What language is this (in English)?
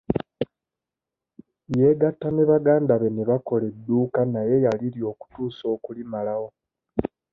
Ganda